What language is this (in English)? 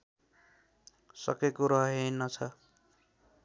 Nepali